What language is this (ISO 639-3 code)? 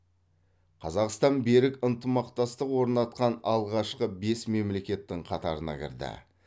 kaz